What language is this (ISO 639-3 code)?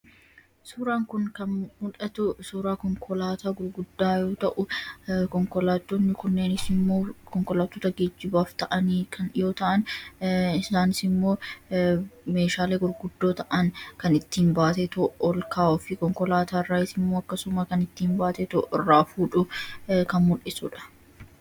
orm